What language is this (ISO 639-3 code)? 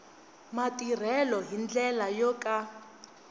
tso